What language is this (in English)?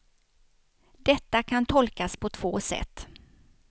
Swedish